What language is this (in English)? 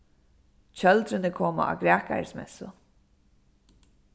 Faroese